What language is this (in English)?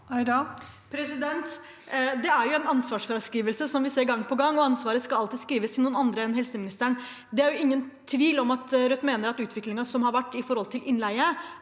Norwegian